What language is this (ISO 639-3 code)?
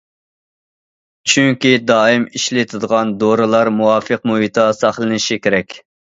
uig